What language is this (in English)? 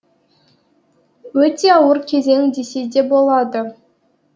Kazakh